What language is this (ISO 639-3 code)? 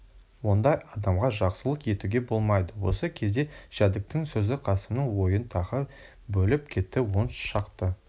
kaz